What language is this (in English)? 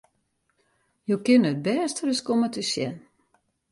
Western Frisian